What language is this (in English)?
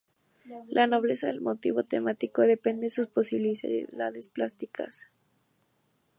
Spanish